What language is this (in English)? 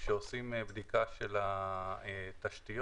Hebrew